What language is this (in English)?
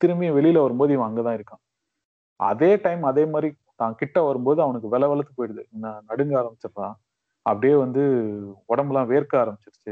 Tamil